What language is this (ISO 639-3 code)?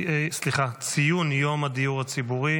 heb